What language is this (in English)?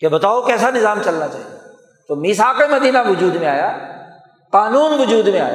Urdu